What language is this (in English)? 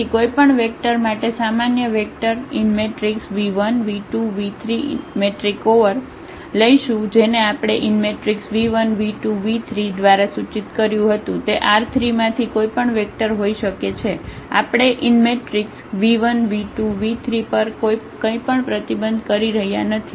Gujarati